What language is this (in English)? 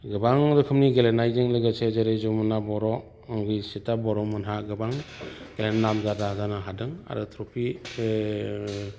Bodo